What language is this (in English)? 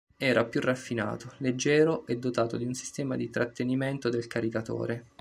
Italian